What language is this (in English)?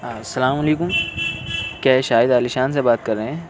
Urdu